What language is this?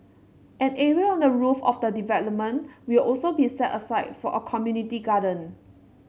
English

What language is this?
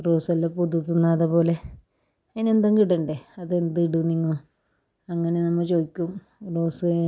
Malayalam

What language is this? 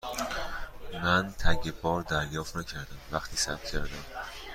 Persian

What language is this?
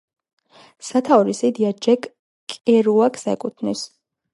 Georgian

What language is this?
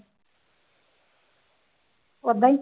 Punjabi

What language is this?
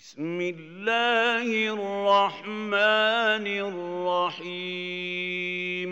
Arabic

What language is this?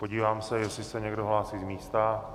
Czech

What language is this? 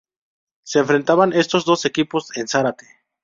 Spanish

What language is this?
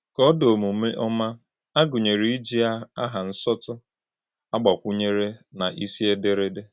Igbo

